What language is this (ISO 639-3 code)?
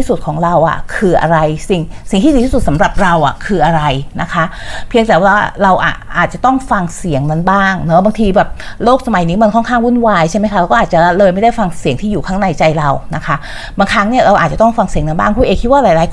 tha